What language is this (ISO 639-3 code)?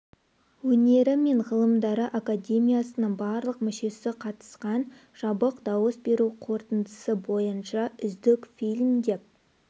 kaz